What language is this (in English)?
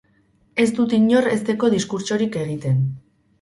Basque